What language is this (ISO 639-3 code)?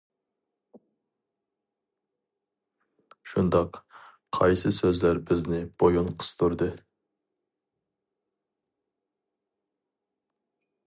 uig